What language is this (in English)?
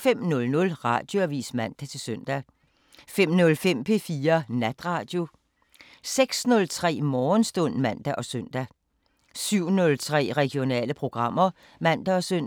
Danish